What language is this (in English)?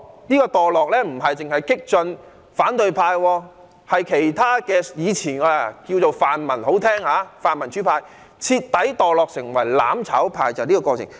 Cantonese